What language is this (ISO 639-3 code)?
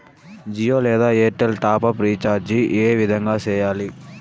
tel